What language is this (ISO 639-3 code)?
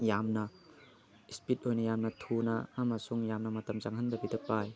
mni